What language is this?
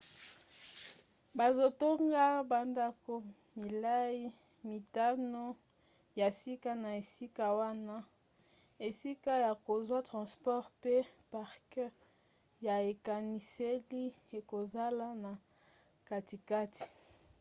Lingala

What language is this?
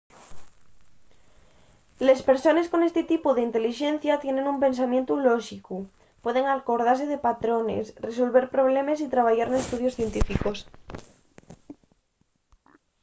Asturian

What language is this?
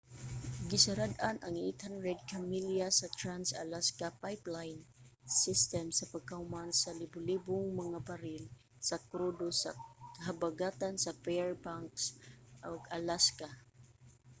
Cebuano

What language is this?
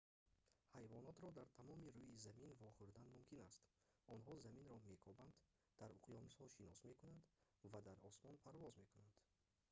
Tajik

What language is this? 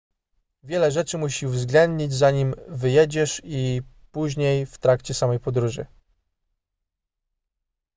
Polish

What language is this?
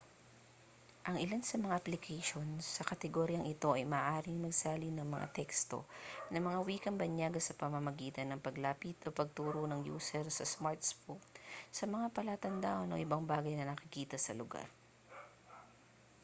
Filipino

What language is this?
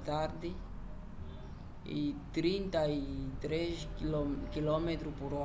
Umbundu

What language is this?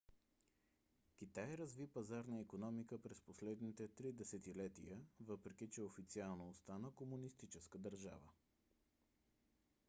Bulgarian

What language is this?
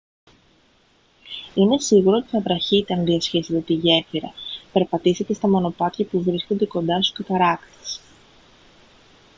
Greek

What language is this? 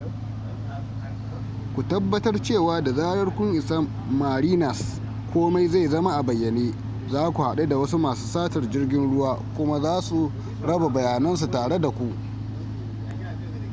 Hausa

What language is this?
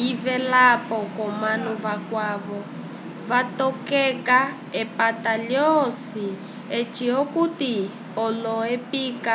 Umbundu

